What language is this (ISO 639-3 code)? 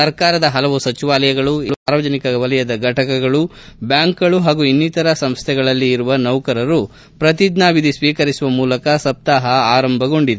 kan